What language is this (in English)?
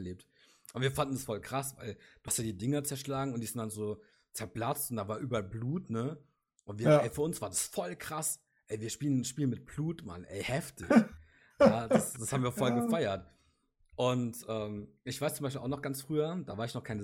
German